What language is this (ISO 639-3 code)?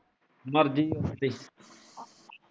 pan